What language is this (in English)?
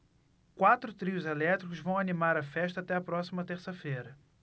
Portuguese